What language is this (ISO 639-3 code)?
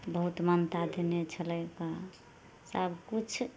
mai